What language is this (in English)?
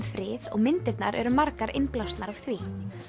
Icelandic